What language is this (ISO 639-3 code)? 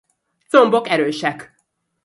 hun